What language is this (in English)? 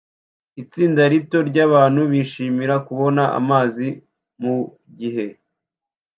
Kinyarwanda